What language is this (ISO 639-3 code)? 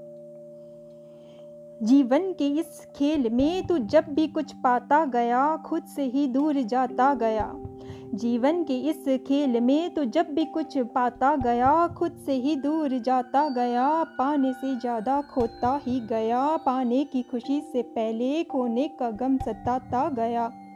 hin